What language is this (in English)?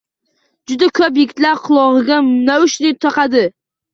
Uzbek